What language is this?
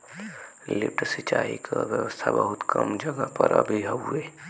Bhojpuri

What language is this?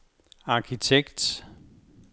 Danish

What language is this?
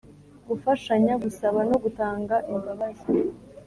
Kinyarwanda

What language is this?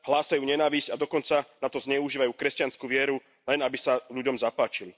Slovak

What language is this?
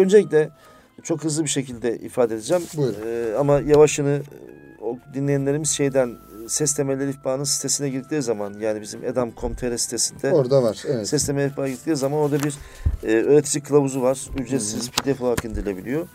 Turkish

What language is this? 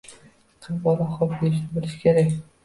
Uzbek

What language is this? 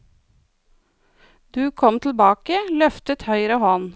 Norwegian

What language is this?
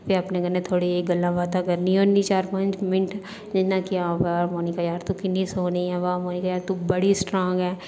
Dogri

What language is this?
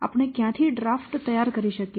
Gujarati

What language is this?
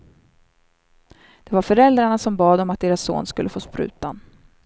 Swedish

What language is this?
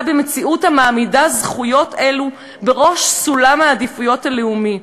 Hebrew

